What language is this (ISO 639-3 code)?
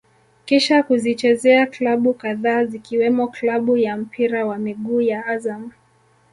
swa